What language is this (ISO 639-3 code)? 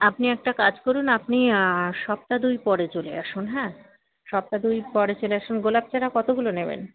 ben